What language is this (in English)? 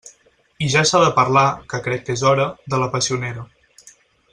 Catalan